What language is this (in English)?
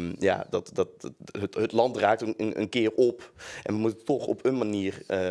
Dutch